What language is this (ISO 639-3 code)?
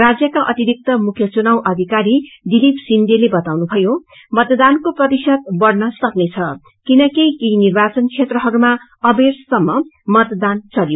nep